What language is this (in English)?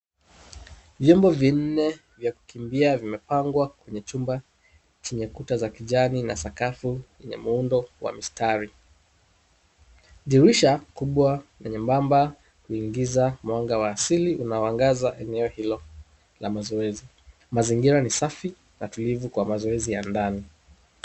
Swahili